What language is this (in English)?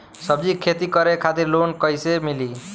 Bhojpuri